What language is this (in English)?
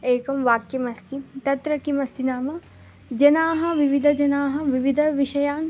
Sanskrit